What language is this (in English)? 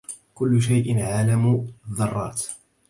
Arabic